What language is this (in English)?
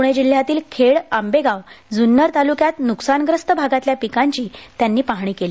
Marathi